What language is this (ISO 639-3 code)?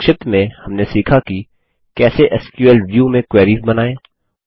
hin